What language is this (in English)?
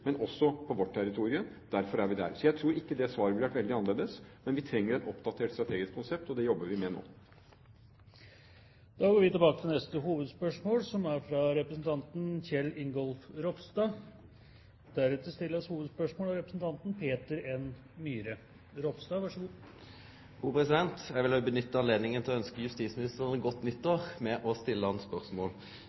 Norwegian